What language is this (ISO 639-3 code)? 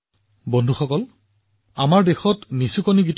asm